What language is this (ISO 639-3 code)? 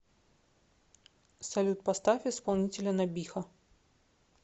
rus